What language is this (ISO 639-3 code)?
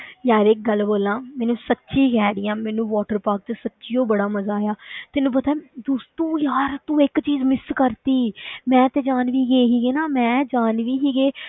pan